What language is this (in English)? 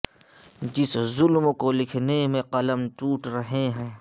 Urdu